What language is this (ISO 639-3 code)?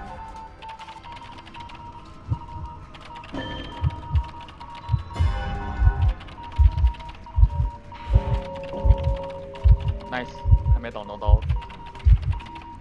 zho